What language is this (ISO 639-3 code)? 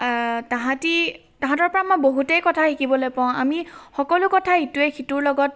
asm